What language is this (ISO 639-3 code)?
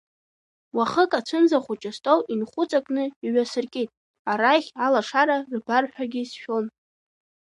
abk